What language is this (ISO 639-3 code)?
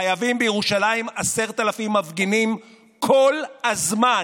heb